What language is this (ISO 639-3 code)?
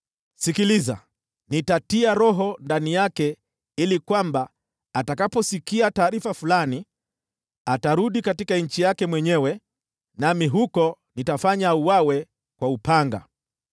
swa